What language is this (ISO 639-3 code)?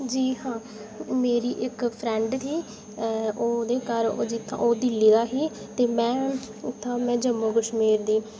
doi